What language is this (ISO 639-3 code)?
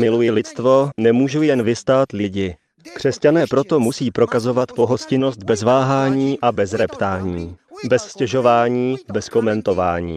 ces